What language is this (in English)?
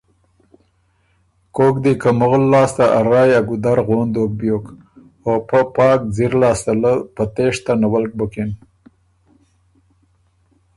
Ormuri